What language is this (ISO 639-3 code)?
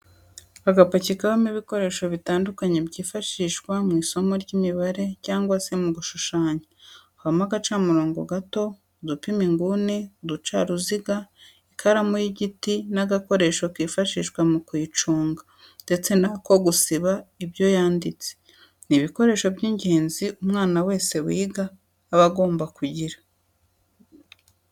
kin